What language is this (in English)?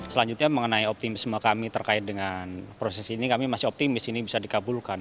Indonesian